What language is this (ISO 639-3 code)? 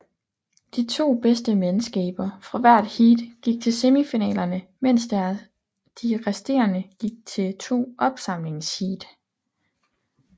dan